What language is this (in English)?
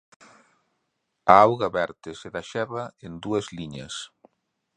Galician